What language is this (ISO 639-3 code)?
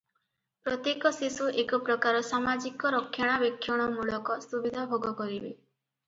ori